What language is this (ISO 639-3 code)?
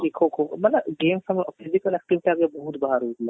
ori